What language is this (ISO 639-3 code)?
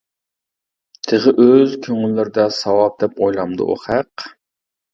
uig